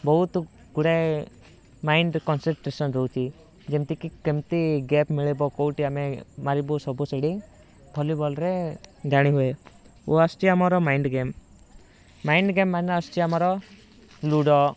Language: Odia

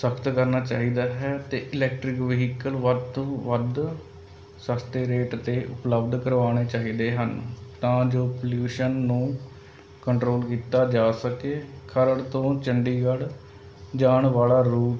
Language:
Punjabi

